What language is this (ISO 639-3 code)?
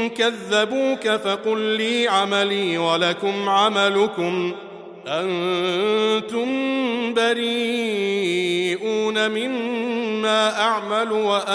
ara